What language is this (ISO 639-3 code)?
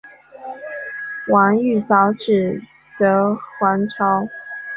zho